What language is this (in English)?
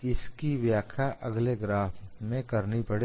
Hindi